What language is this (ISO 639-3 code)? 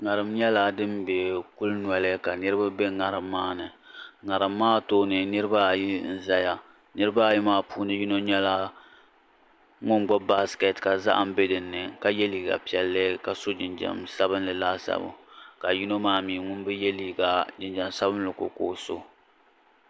dag